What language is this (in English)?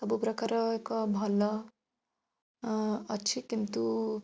Odia